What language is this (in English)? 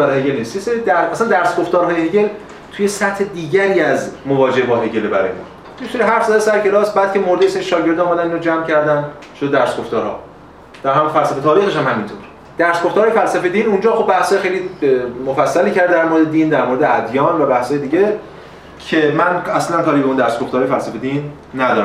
Persian